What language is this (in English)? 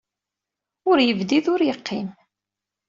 Kabyle